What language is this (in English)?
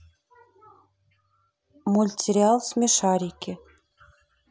Russian